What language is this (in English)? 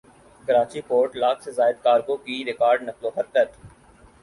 Urdu